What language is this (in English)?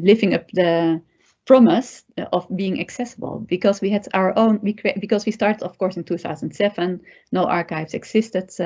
English